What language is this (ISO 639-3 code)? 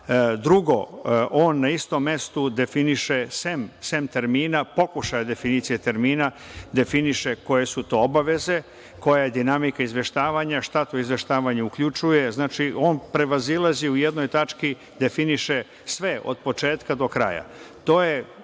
srp